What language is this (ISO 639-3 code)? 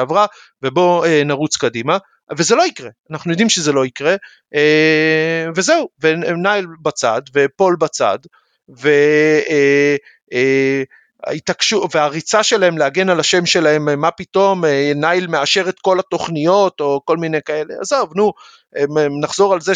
heb